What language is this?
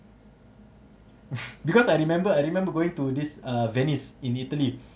English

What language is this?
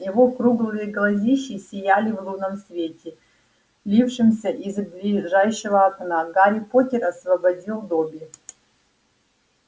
Russian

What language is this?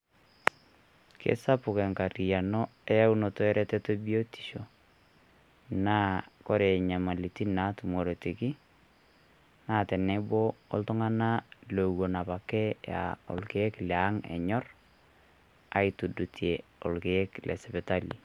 Masai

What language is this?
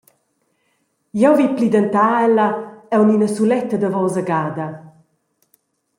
Romansh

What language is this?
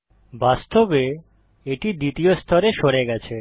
Bangla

